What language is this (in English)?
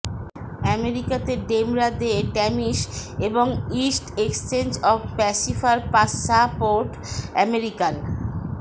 Bangla